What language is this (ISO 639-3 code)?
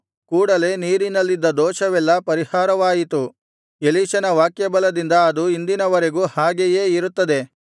kan